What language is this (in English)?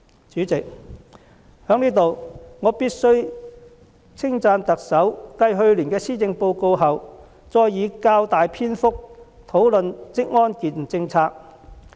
Cantonese